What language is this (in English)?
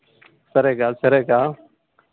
Telugu